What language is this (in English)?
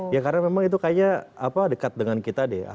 Indonesian